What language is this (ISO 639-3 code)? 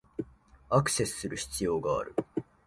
jpn